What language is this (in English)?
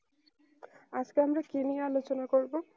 Bangla